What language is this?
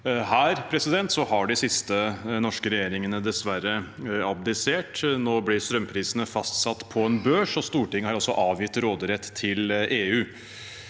Norwegian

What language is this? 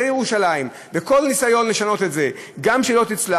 Hebrew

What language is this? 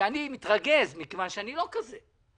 Hebrew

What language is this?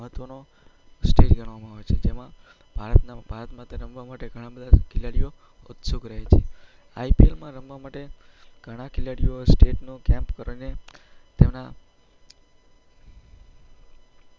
Gujarati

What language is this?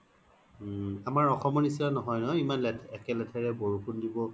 Assamese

